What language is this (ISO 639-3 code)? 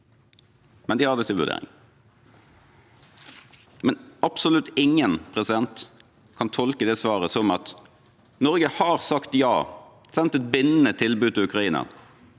nor